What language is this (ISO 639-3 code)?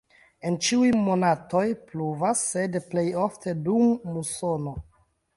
epo